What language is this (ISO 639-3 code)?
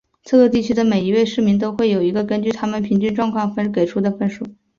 zho